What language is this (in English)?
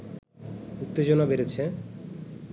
Bangla